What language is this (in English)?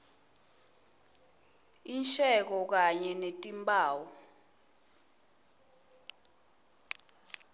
Swati